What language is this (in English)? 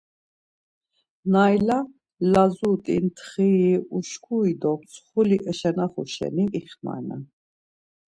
Laz